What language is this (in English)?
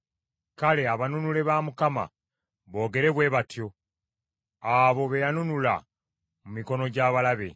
Ganda